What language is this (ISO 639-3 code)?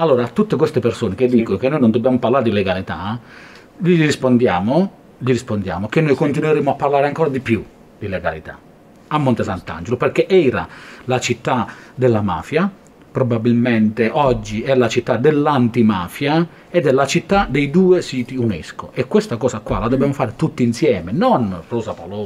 ita